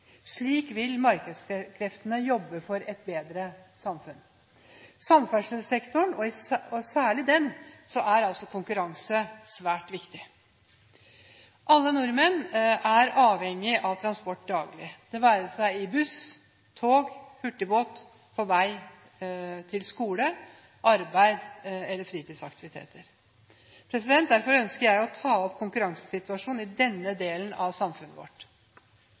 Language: Norwegian Bokmål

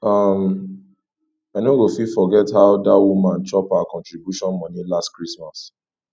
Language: Nigerian Pidgin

